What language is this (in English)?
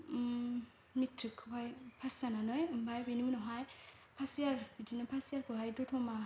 Bodo